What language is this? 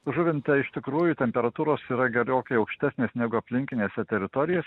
Lithuanian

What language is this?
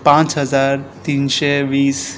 Konkani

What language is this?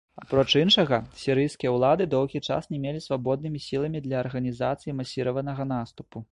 Belarusian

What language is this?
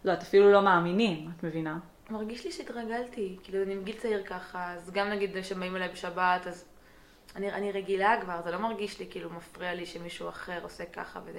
Hebrew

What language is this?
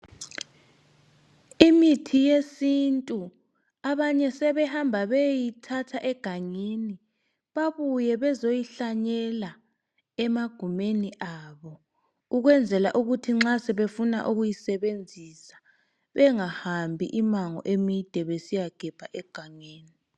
North Ndebele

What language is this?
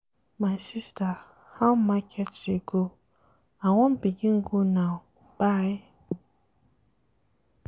Nigerian Pidgin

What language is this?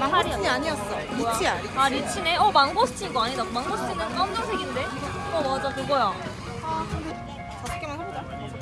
Korean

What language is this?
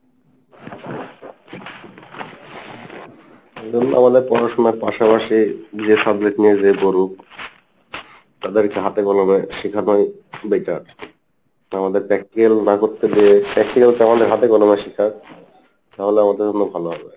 Bangla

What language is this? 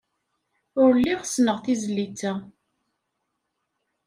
Kabyle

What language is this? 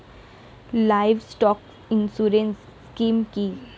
Bangla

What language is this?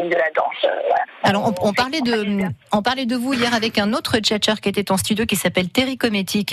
French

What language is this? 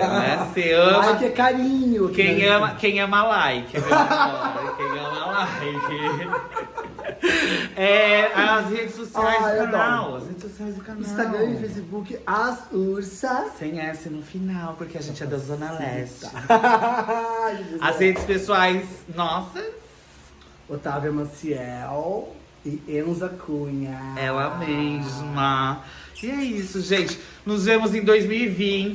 Portuguese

